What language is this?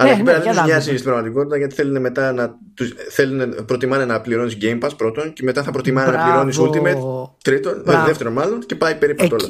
Greek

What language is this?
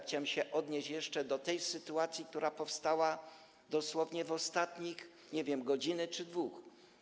Polish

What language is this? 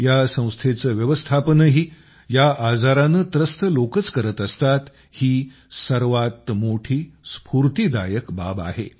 Marathi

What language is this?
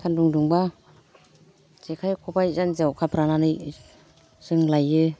Bodo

